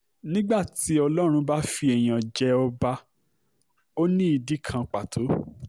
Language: Yoruba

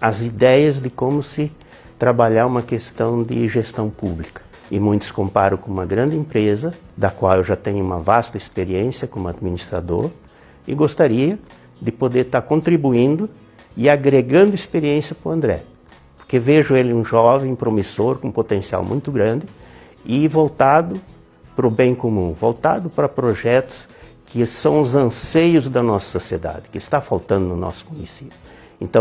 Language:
Portuguese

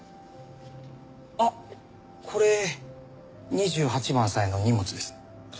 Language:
Japanese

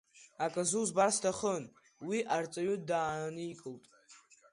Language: Abkhazian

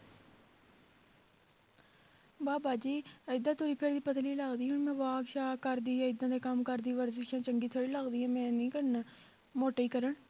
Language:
Punjabi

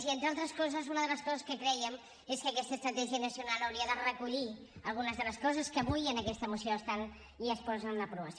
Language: Catalan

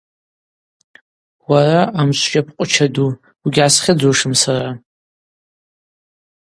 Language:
Abaza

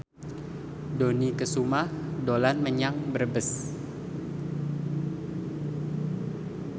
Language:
Javanese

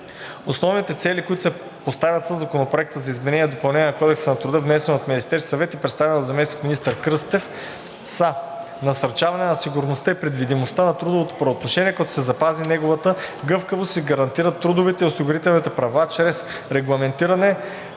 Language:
Bulgarian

